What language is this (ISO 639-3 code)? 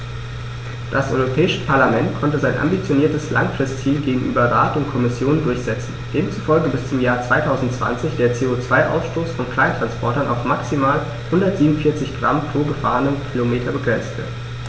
deu